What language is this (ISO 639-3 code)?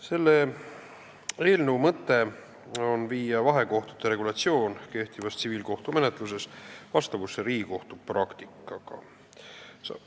est